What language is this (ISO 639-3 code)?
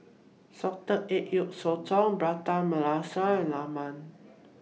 eng